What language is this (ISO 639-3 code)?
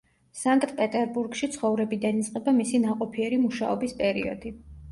kat